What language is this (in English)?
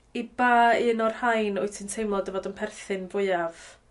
Welsh